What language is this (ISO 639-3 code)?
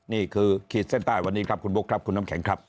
tha